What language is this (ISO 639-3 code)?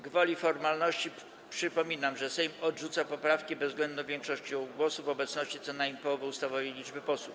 pol